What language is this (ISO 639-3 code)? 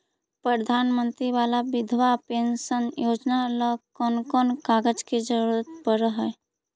mag